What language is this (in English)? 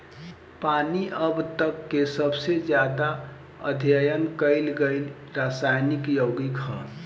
Bhojpuri